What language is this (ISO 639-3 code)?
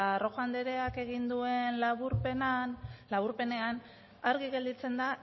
eus